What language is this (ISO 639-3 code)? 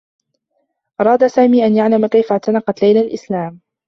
ara